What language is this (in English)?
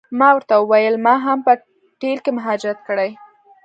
Pashto